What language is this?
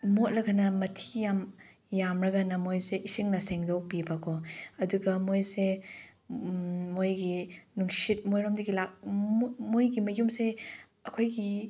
Manipuri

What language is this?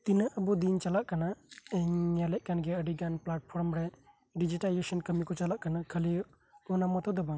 Santali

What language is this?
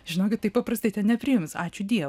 Lithuanian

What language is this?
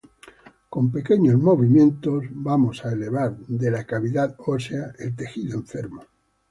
Spanish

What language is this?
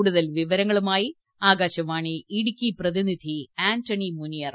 Malayalam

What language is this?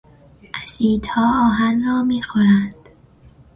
Persian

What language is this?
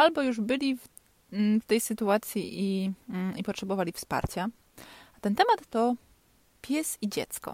Polish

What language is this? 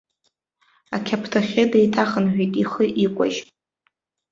Abkhazian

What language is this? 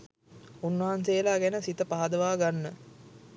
Sinhala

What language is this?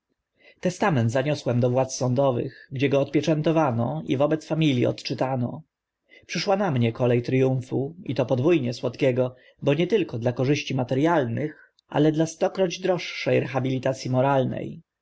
Polish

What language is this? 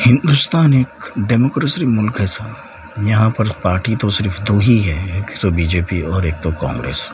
Urdu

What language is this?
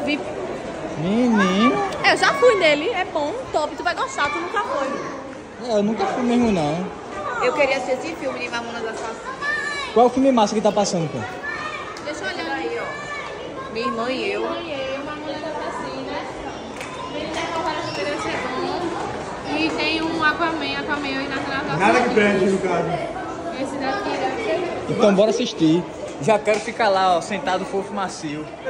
Portuguese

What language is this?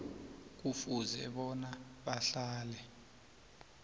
South Ndebele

